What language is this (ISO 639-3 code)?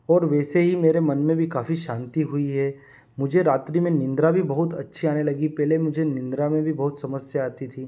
hin